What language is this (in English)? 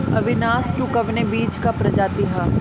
Bhojpuri